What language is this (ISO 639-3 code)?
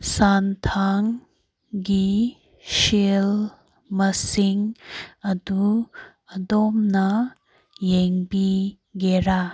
mni